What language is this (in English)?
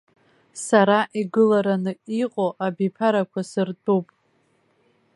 Abkhazian